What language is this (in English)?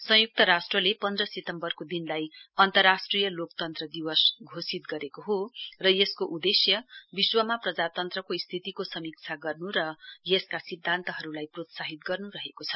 Nepali